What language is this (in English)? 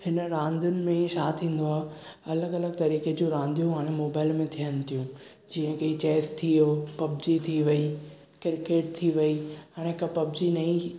Sindhi